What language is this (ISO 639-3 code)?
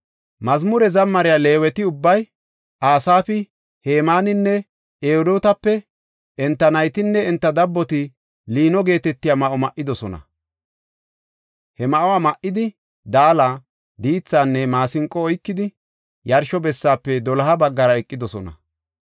gof